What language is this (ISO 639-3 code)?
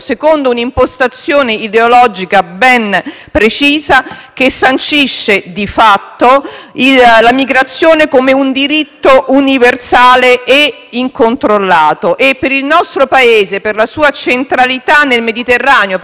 ita